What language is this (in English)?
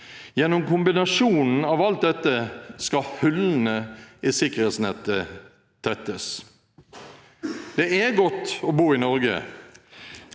Norwegian